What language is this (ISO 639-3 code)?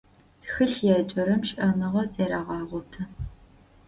ady